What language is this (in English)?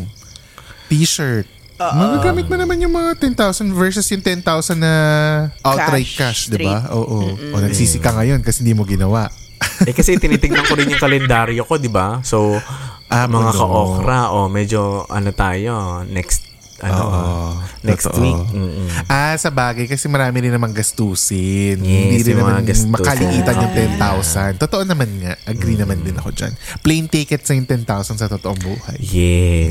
Filipino